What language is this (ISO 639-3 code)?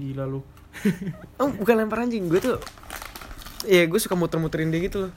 ind